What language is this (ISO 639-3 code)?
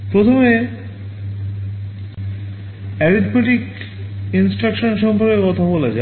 ben